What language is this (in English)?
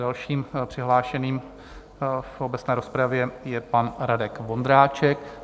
Czech